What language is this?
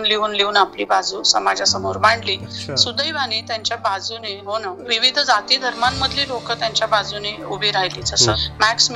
Marathi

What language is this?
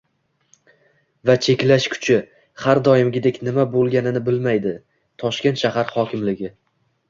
Uzbek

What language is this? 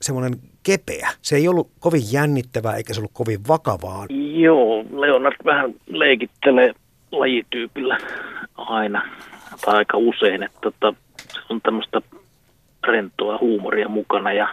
Finnish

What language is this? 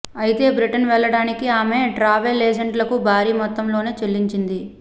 Telugu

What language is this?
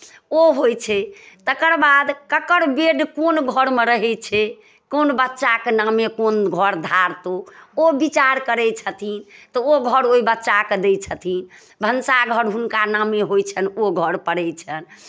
Maithili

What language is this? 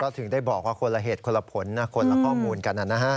Thai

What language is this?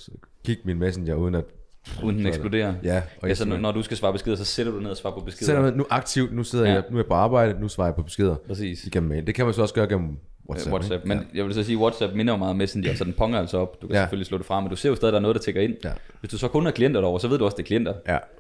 Danish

